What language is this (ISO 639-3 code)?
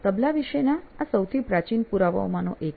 guj